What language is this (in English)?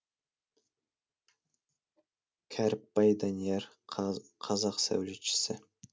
Kazakh